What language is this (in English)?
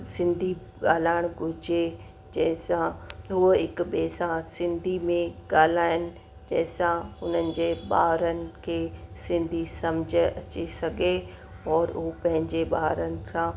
Sindhi